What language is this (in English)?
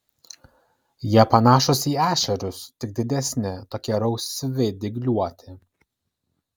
Lithuanian